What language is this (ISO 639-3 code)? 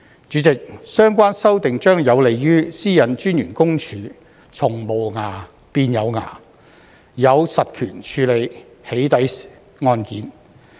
yue